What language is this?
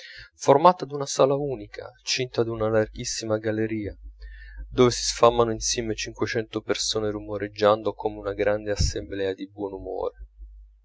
Italian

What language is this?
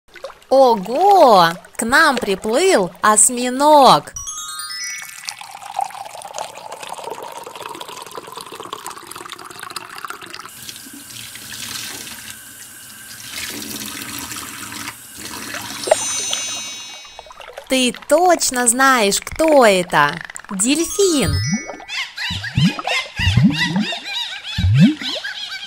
Russian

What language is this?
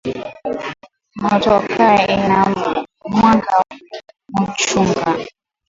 Swahili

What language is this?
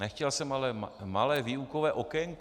Czech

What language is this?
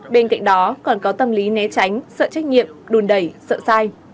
Vietnamese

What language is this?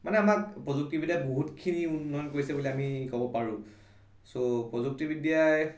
Assamese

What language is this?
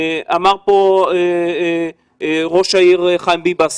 Hebrew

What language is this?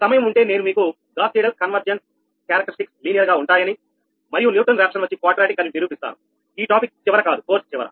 Telugu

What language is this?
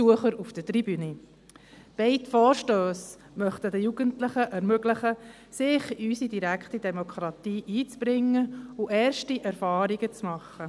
Swiss German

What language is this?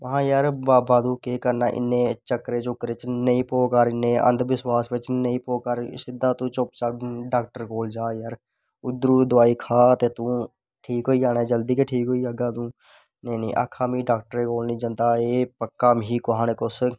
Dogri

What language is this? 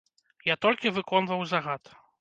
Belarusian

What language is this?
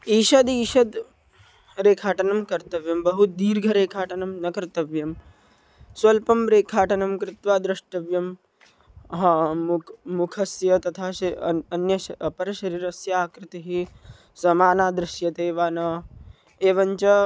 Sanskrit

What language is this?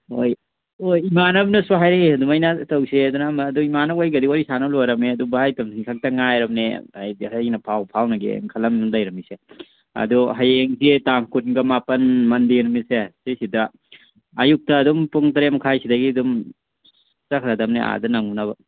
Manipuri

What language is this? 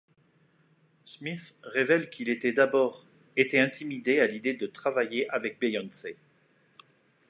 French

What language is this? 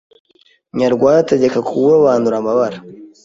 Kinyarwanda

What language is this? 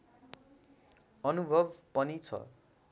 Nepali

